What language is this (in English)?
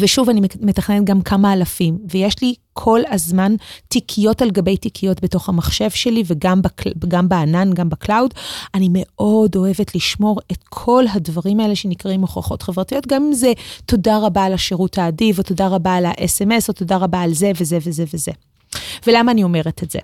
Hebrew